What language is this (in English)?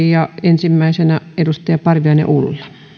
Finnish